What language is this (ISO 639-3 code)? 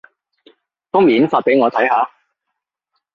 yue